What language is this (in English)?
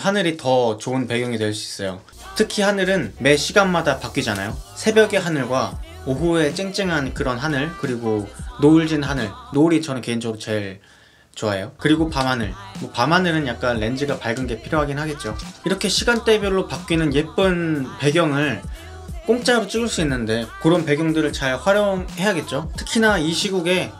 Korean